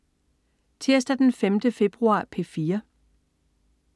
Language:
Danish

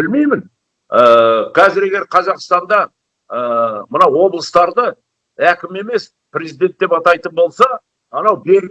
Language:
Kazakh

